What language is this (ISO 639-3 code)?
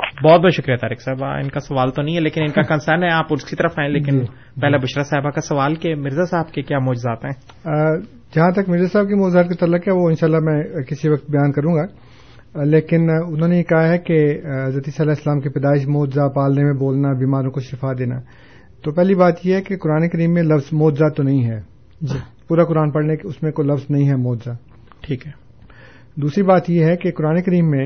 urd